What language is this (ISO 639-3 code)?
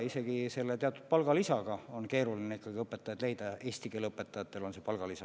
est